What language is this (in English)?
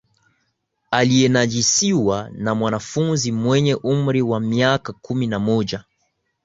Swahili